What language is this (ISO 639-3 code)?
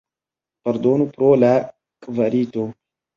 epo